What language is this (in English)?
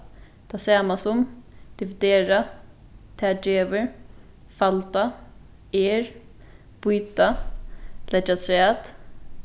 Faroese